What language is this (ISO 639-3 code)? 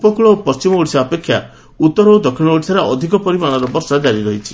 ori